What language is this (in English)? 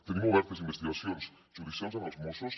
Catalan